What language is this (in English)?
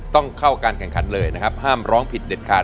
Thai